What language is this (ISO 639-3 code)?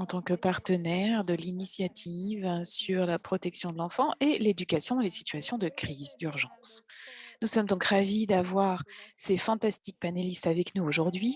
fra